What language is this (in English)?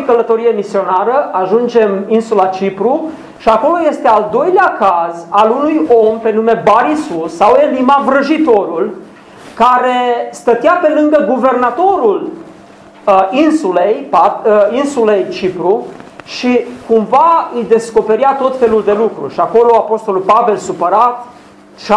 Romanian